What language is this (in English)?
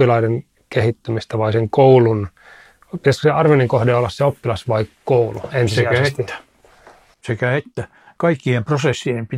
Finnish